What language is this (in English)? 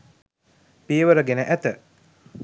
Sinhala